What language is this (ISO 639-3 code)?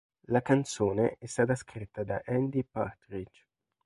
ita